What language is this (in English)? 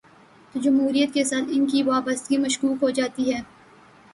Urdu